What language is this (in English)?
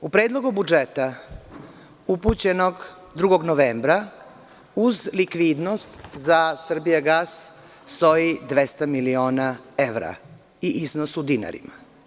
Serbian